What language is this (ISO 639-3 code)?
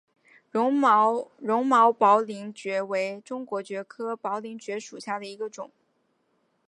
zho